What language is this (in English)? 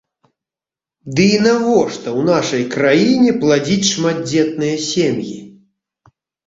Belarusian